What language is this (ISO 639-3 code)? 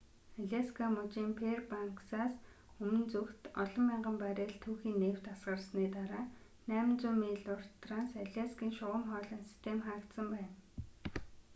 mon